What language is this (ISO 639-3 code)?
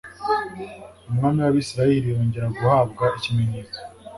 kin